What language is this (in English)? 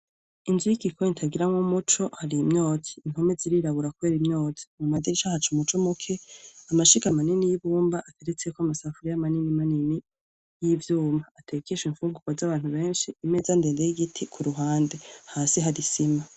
Rundi